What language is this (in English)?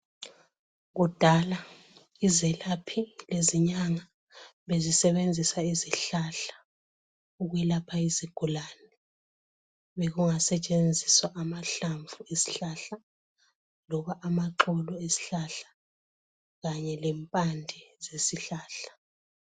North Ndebele